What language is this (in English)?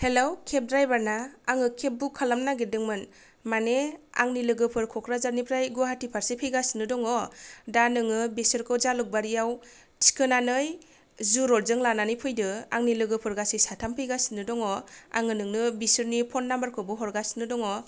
Bodo